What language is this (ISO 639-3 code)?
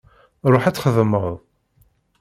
kab